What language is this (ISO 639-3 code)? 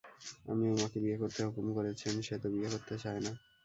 ben